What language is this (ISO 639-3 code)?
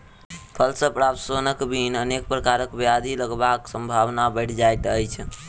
mai